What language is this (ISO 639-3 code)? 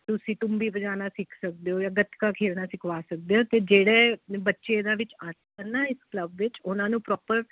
pan